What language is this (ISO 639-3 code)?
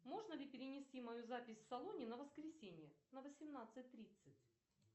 rus